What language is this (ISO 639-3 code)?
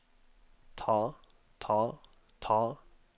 nor